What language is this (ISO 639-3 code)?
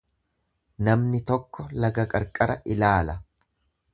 orm